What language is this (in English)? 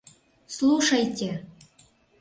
Mari